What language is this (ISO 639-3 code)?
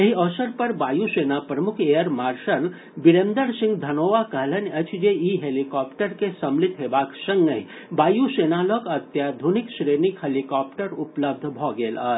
mai